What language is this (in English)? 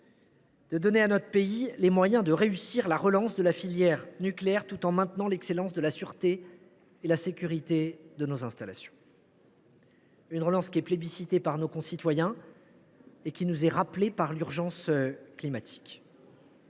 French